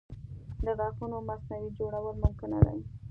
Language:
Pashto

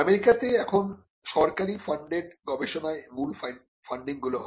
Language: Bangla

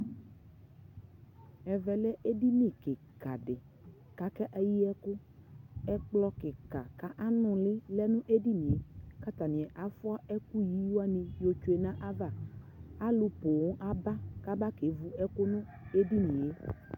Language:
Ikposo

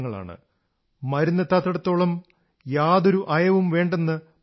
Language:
Malayalam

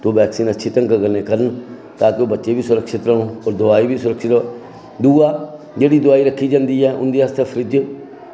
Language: Dogri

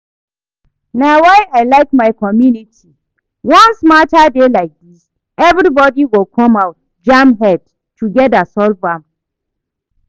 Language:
Nigerian Pidgin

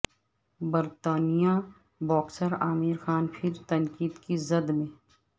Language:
Urdu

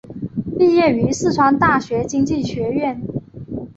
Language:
Chinese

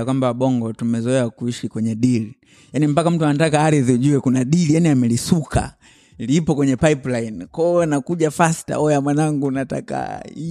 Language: Swahili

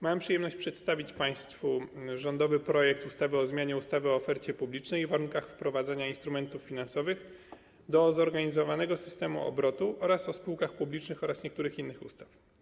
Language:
Polish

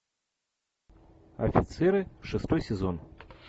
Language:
Russian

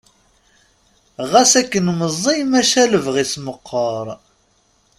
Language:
Kabyle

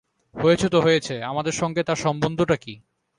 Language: Bangla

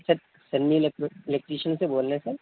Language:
Urdu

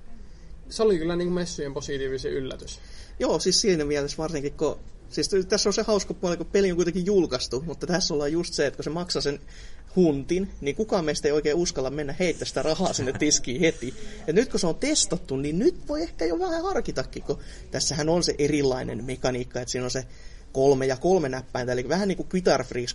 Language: Finnish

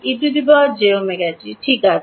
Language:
Bangla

